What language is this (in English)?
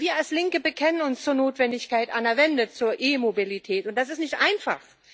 German